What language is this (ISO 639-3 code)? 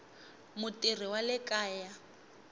tso